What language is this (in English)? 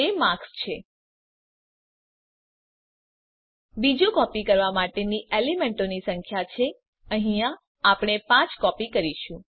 Gujarati